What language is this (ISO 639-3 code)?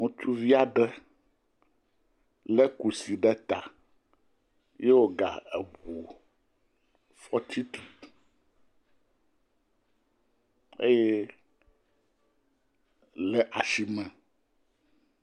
ewe